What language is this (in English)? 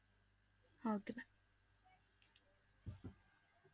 Punjabi